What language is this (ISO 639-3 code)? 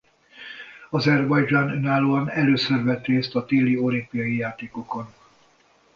hun